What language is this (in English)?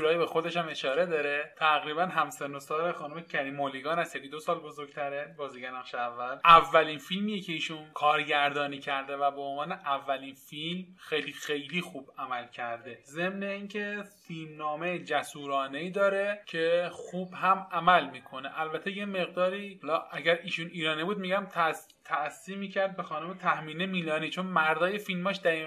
Persian